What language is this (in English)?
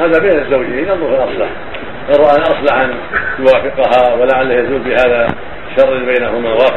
Arabic